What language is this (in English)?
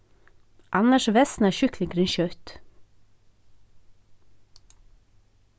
Faroese